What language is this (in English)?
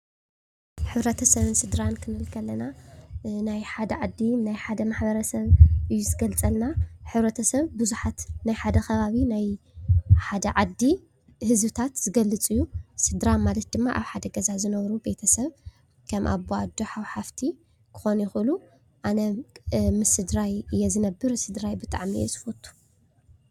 Tigrinya